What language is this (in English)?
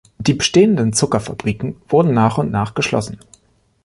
German